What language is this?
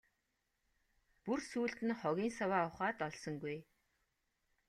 Mongolian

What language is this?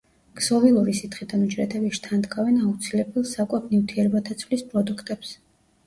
Georgian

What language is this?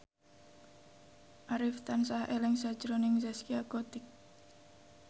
Javanese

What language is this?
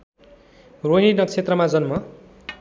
Nepali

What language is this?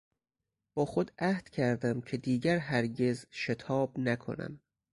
Persian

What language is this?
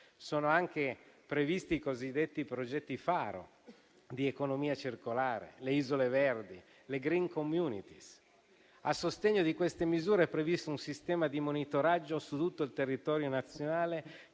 Italian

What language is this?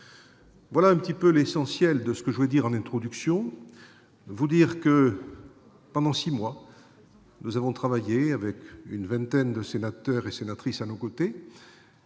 French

